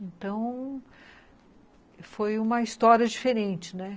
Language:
Portuguese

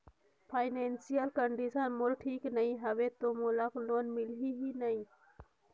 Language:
Chhattisgarhi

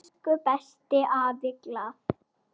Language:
Icelandic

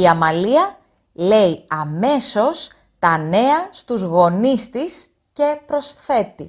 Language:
Greek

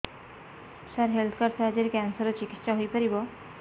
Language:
Odia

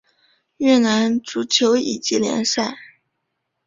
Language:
Chinese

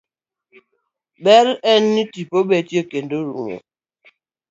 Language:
Luo (Kenya and Tanzania)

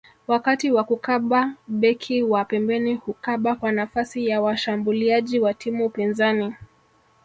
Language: Swahili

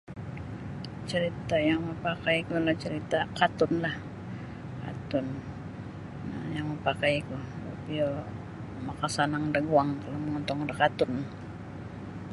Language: Sabah Bisaya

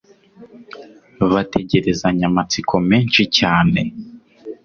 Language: Kinyarwanda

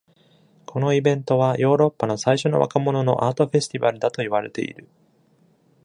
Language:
Japanese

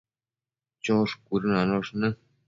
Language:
Matsés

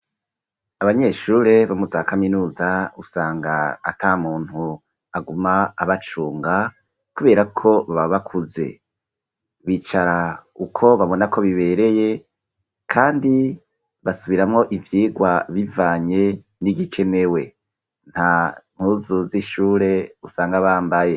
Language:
Rundi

